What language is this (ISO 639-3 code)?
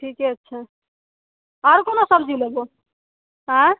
mai